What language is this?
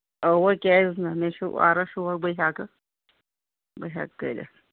Kashmiri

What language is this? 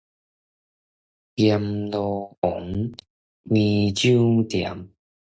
Min Nan Chinese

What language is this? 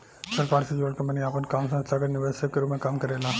Bhojpuri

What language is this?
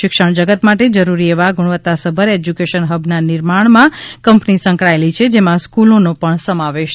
Gujarati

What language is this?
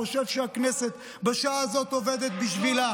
Hebrew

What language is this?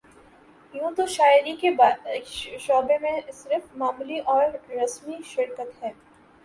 Urdu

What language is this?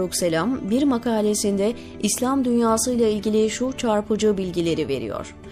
Turkish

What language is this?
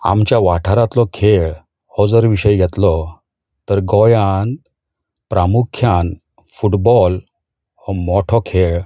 Konkani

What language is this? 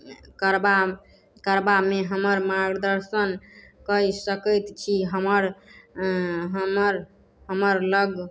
Maithili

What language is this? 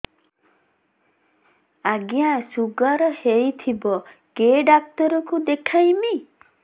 Odia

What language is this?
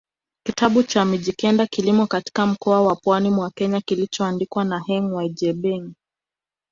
Swahili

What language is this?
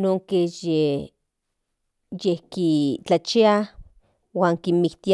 Central Nahuatl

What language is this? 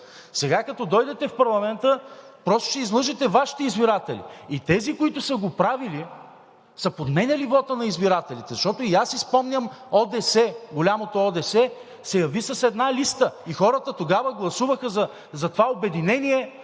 Bulgarian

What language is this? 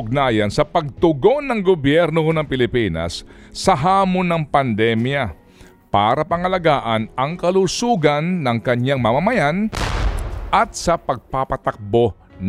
Filipino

